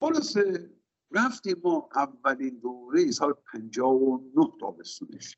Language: Persian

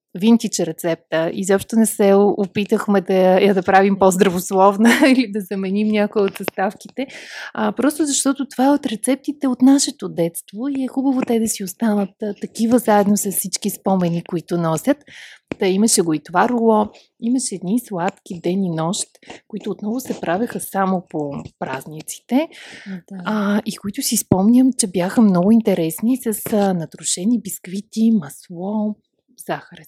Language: Bulgarian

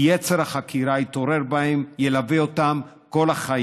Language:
Hebrew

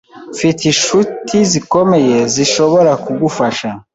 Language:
Kinyarwanda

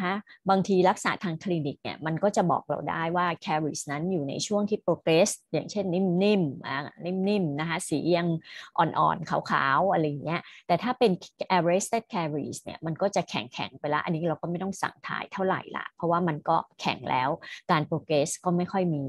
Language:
Thai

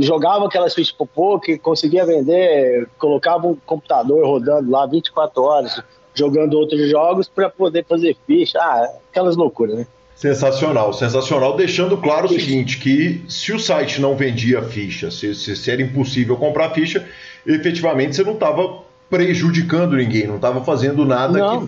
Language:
Portuguese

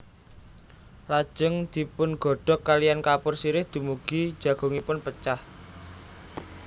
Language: Javanese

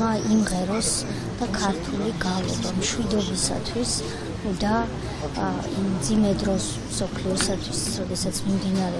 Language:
Romanian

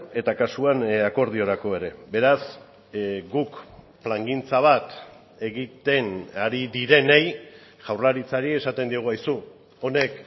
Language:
Basque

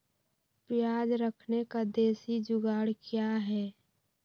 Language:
Magahi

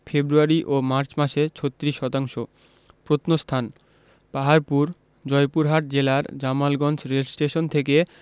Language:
Bangla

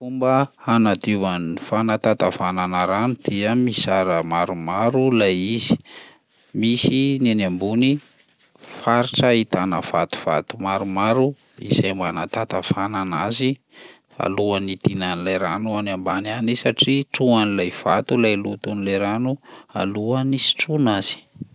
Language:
Malagasy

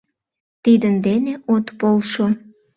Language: Mari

